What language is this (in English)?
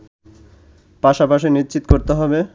Bangla